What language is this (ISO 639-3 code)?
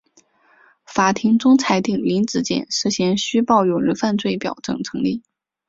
zho